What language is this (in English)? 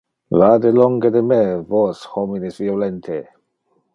Interlingua